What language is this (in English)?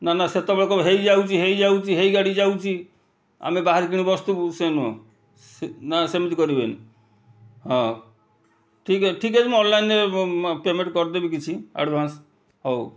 Odia